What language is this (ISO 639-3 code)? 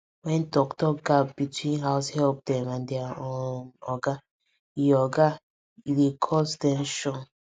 pcm